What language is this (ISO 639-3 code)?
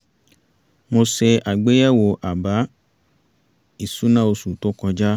yor